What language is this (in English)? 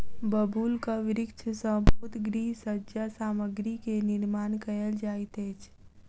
Maithili